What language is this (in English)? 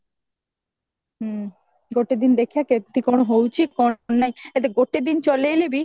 Odia